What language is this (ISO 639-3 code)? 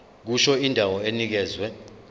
zul